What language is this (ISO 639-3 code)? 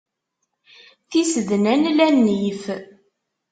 kab